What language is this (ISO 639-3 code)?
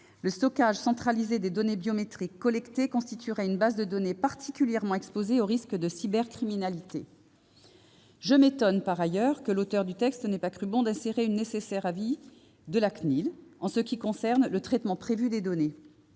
fra